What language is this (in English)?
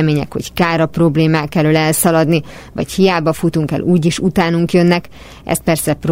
Hungarian